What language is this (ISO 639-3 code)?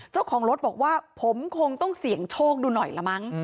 tha